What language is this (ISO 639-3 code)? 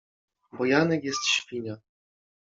pol